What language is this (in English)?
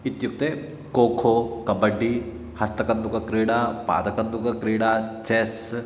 Sanskrit